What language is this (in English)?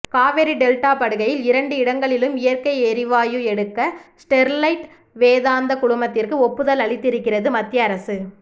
Tamil